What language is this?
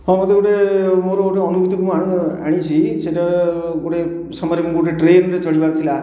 Odia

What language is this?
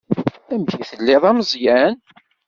Kabyle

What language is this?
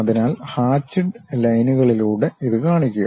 Malayalam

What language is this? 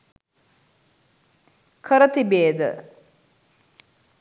Sinhala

